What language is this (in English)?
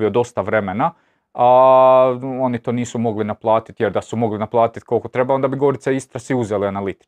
Croatian